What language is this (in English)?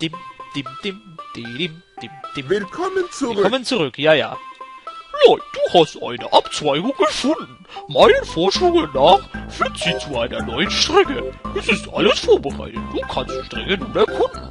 German